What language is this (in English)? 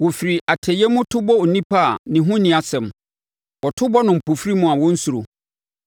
Akan